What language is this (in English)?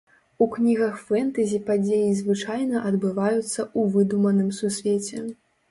Belarusian